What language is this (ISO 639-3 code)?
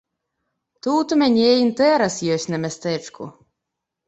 bel